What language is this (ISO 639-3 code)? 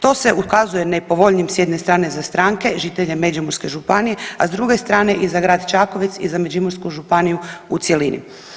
hrv